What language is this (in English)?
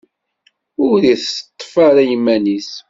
Kabyle